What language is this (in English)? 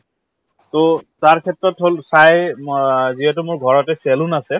Assamese